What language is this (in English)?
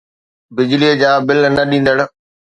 Sindhi